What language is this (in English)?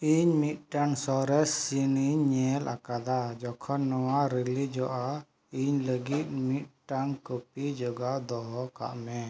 Santali